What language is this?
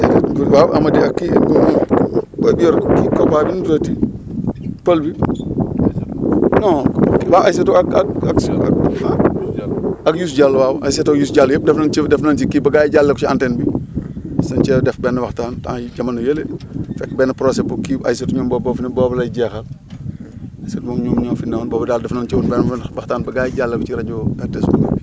Wolof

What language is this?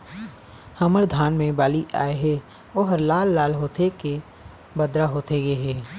Chhattisgarhi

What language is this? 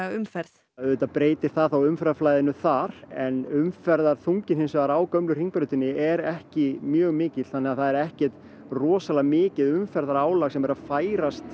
Icelandic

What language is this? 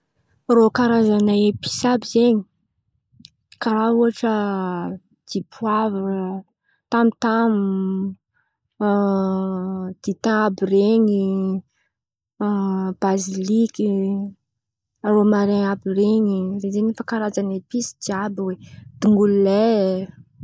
Antankarana Malagasy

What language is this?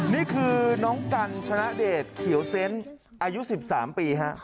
Thai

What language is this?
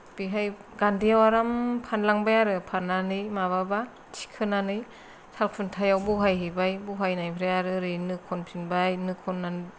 Bodo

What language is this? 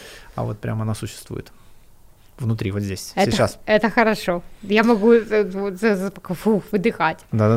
Russian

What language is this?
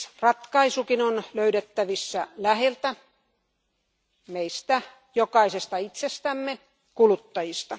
Finnish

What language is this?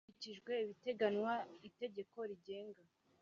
Kinyarwanda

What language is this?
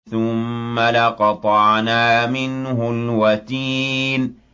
Arabic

